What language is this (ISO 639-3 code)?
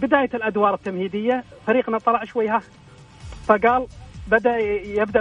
ara